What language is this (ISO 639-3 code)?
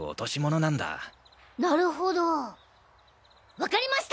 jpn